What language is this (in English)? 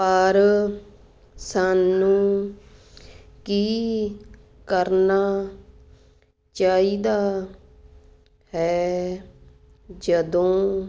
Punjabi